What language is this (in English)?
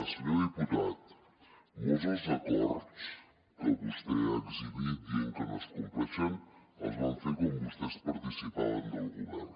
Catalan